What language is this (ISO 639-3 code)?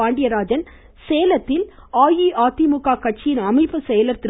tam